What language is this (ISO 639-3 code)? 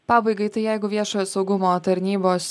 lit